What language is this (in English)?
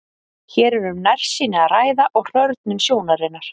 Icelandic